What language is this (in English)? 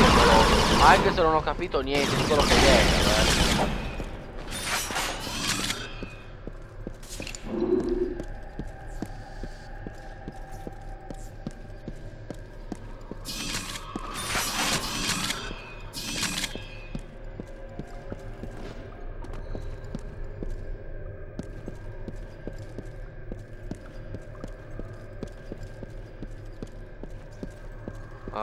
Italian